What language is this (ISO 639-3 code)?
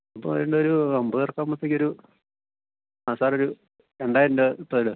mal